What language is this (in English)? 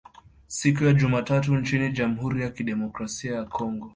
Swahili